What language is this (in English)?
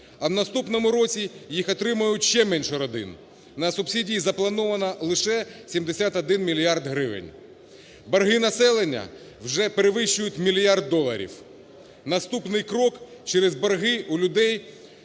Ukrainian